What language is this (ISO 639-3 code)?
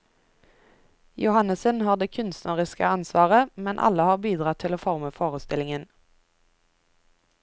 nor